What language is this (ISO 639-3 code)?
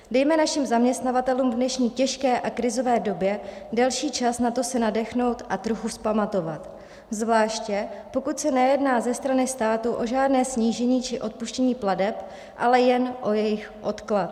ces